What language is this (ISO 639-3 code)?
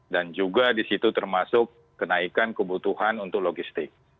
ind